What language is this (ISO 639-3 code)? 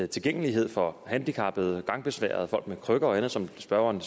dan